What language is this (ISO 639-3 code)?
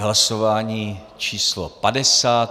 ces